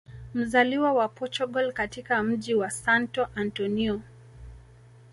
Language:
Swahili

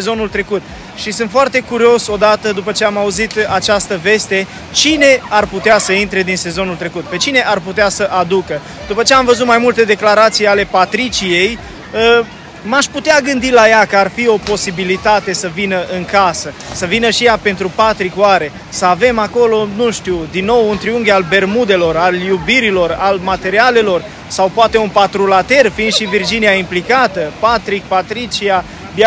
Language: Romanian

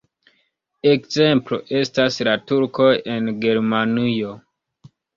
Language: Esperanto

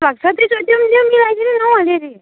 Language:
Nepali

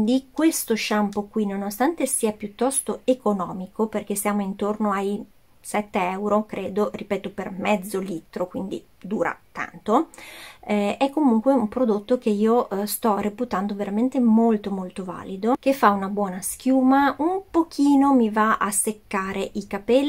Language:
Italian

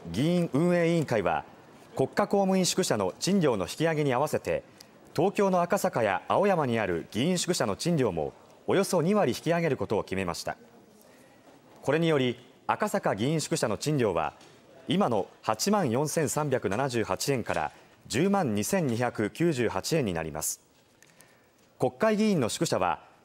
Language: Japanese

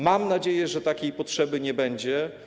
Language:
Polish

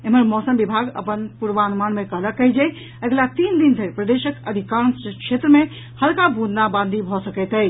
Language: Maithili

